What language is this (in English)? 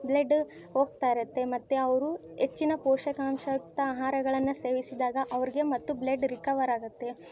Kannada